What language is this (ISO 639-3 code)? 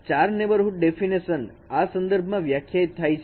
guj